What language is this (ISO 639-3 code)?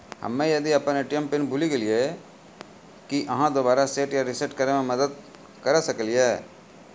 mai